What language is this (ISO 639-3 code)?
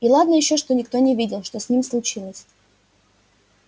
rus